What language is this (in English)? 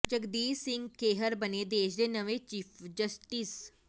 Punjabi